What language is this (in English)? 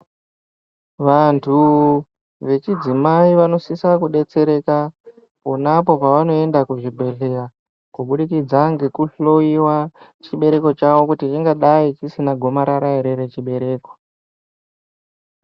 Ndau